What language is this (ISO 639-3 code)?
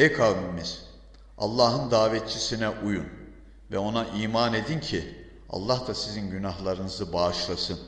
tur